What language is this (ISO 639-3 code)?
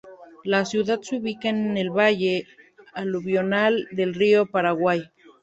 spa